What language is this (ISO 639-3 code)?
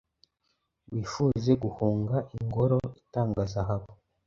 kin